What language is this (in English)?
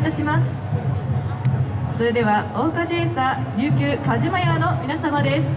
Japanese